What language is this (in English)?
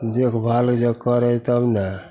Maithili